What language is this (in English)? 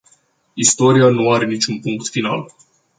Romanian